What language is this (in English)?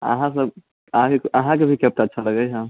Maithili